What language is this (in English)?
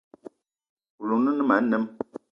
Eton (Cameroon)